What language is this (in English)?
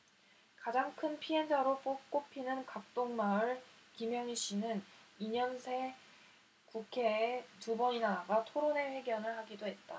Korean